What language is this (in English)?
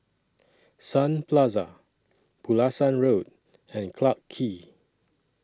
English